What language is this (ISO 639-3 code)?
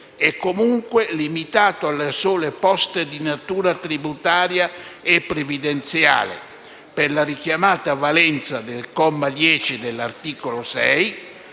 ita